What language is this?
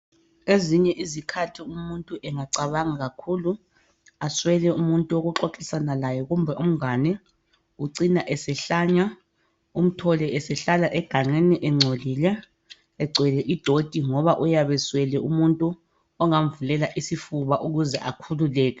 North Ndebele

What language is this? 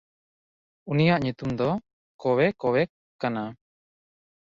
Santali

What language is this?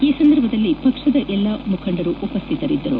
Kannada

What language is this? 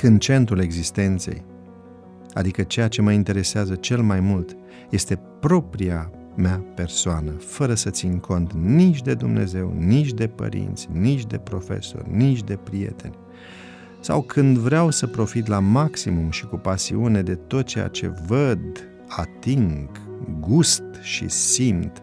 Romanian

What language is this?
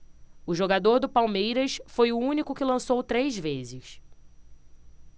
Portuguese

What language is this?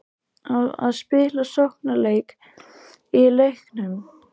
Icelandic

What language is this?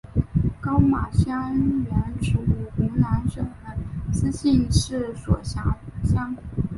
Chinese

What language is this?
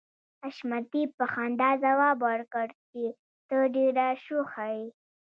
Pashto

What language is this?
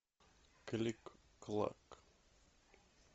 Russian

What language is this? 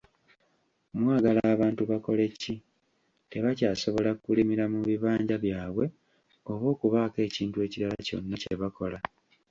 Ganda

